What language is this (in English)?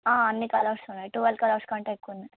Telugu